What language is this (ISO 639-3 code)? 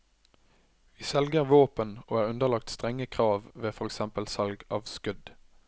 nor